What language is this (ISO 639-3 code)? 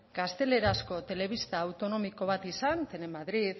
eus